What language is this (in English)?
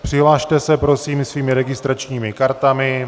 Czech